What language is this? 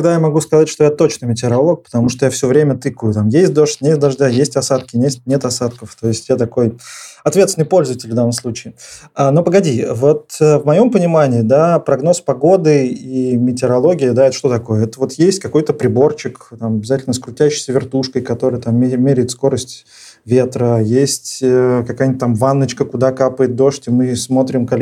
Russian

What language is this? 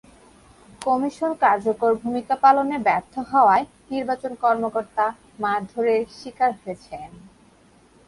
Bangla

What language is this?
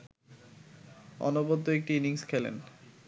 Bangla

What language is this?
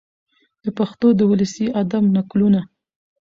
Pashto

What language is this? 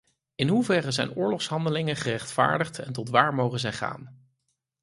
Dutch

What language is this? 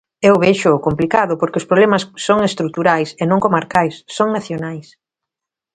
Galician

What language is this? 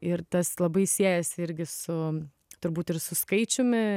Lithuanian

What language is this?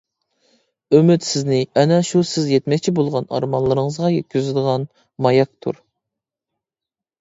Uyghur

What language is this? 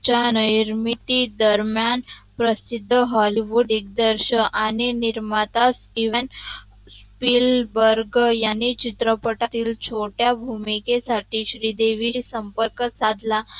Marathi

